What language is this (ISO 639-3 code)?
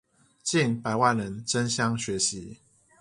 zho